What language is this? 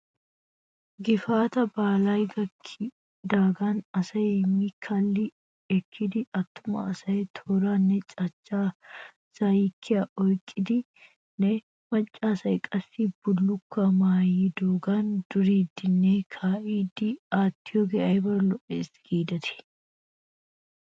Wolaytta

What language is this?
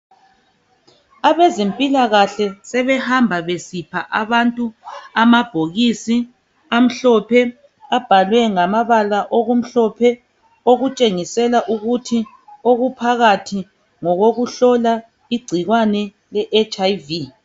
North Ndebele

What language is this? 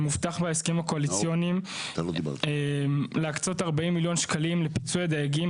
Hebrew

